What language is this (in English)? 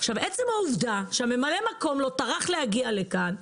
Hebrew